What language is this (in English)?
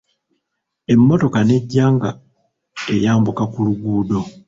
Ganda